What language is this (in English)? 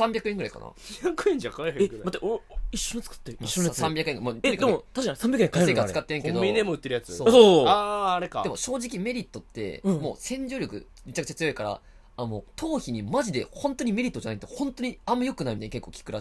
Japanese